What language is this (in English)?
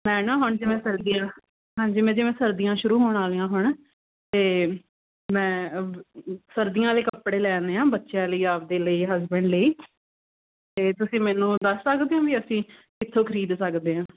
Punjabi